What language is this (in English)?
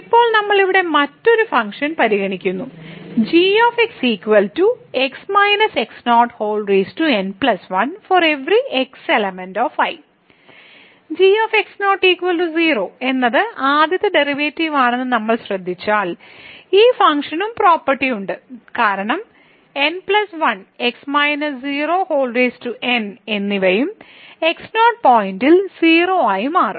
Malayalam